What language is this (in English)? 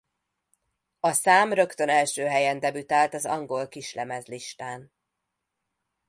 Hungarian